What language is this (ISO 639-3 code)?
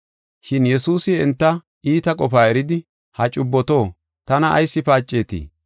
gof